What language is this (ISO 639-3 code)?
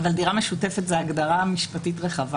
heb